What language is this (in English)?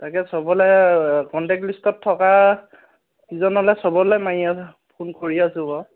Assamese